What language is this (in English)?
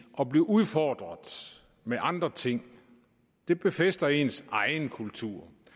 Danish